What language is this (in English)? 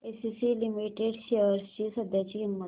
Marathi